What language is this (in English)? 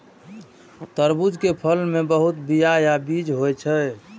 Maithili